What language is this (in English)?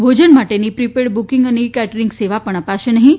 Gujarati